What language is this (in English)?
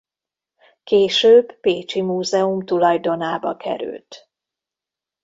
Hungarian